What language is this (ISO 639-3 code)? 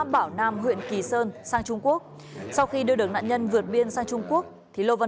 vie